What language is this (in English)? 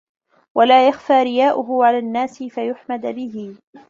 Arabic